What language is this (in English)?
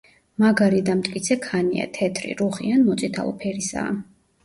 Georgian